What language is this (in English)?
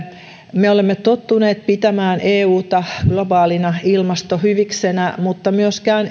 Finnish